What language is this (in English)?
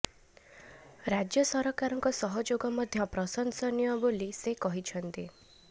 Odia